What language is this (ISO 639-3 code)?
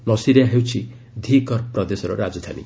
ori